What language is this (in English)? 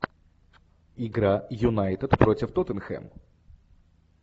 Russian